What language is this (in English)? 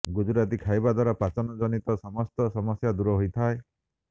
Odia